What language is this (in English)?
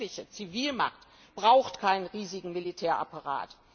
German